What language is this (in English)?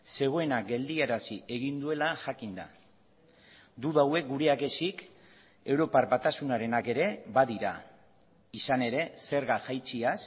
Basque